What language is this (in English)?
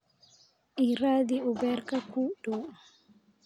Somali